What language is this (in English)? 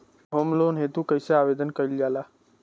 Bhojpuri